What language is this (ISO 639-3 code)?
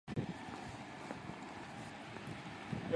jpn